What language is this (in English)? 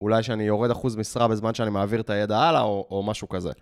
Hebrew